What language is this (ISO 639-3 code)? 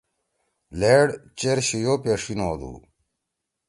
trw